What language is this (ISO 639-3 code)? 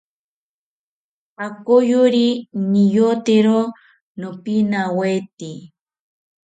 cpy